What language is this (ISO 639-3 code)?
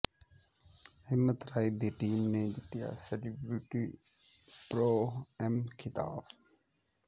pan